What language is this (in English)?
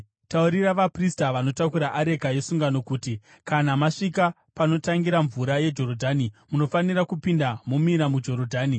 Shona